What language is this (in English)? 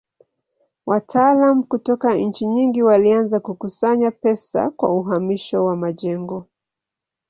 Swahili